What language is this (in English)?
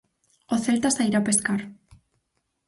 Galician